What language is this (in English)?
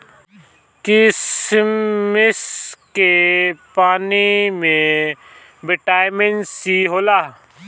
Bhojpuri